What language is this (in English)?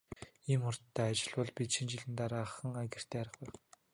Mongolian